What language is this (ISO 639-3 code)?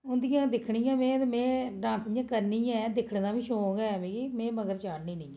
doi